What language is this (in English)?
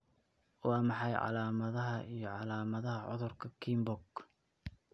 Somali